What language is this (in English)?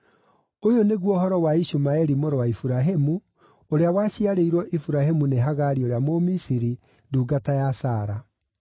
Kikuyu